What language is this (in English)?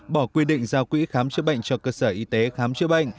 Vietnamese